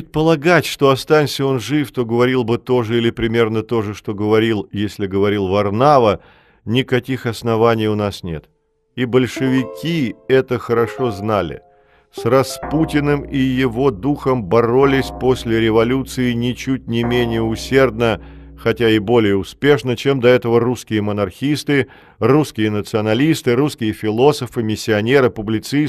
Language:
Russian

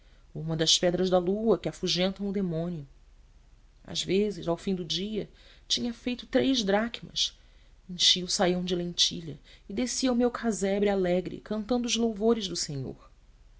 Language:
Portuguese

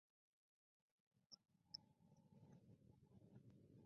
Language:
Spanish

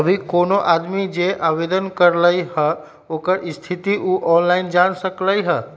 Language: Magahi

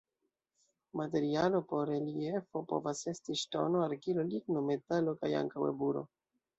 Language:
Esperanto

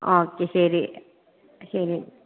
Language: Malayalam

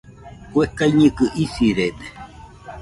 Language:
Nüpode Huitoto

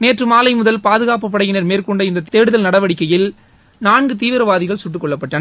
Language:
Tamil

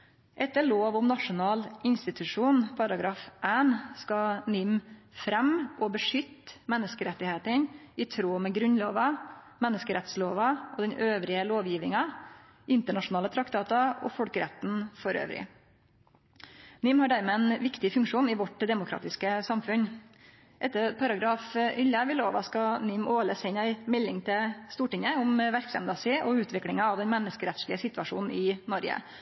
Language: Norwegian Nynorsk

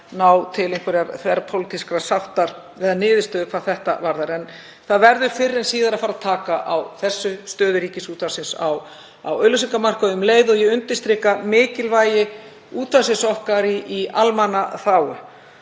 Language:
Icelandic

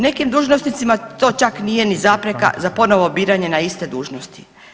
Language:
Croatian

